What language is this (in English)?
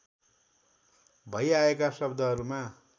Nepali